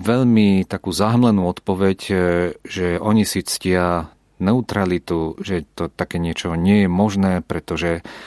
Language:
Czech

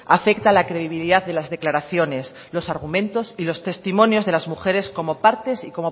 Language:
Spanish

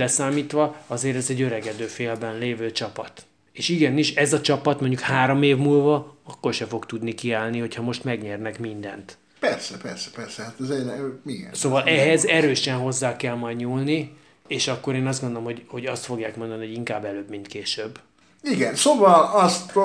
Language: Hungarian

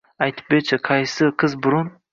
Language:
Uzbek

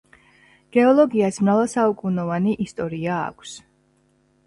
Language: Georgian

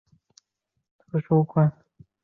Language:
Chinese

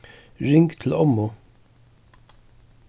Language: Faroese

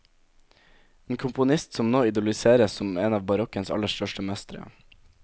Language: Norwegian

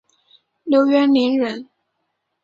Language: Chinese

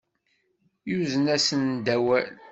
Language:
Kabyle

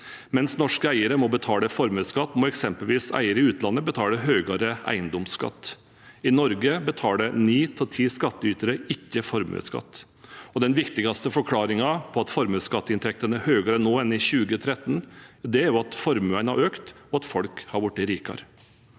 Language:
Norwegian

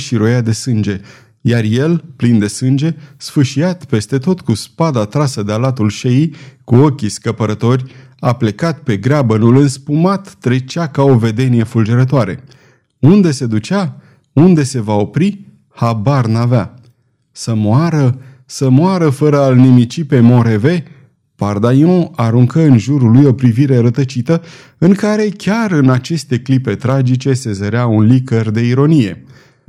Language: Romanian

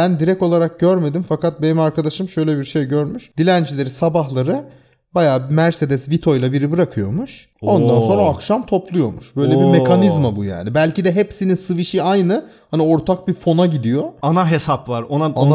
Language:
Turkish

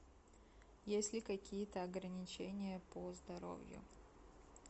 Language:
Russian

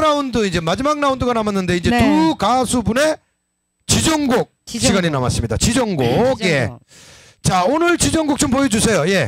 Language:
Korean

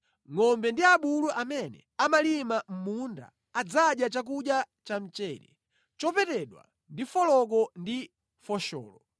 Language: Nyanja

